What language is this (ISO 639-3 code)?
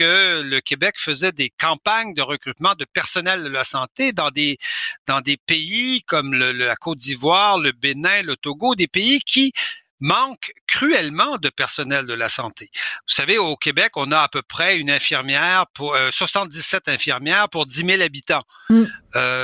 fra